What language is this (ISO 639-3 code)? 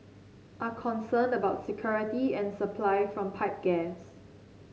eng